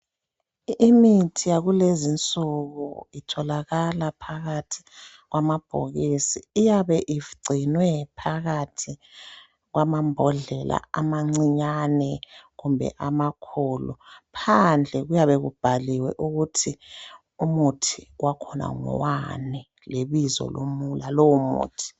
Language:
North Ndebele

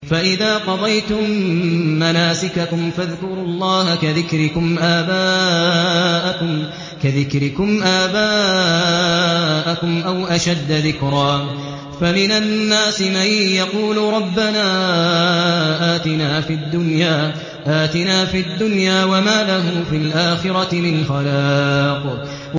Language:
Arabic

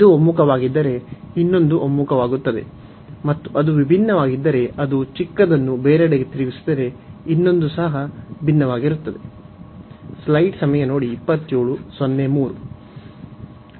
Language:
Kannada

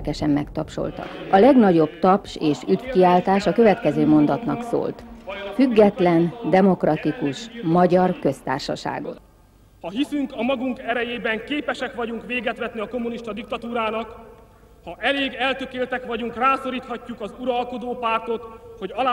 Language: Hungarian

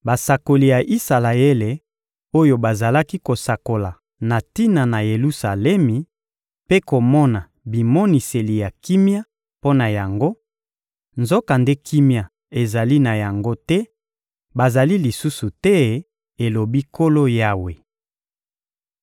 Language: Lingala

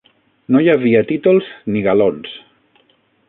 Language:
Catalan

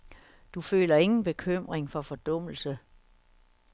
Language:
Danish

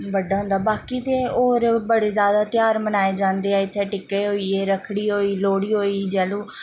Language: Dogri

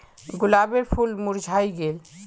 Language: Magahi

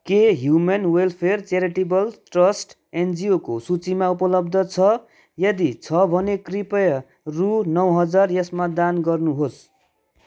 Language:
Nepali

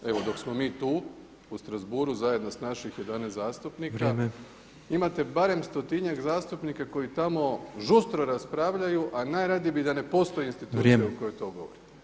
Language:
Croatian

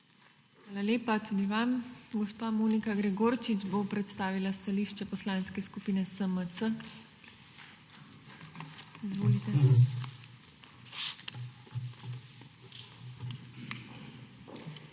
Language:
Slovenian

